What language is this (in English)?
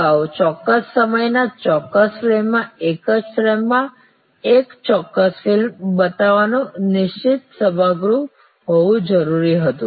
Gujarati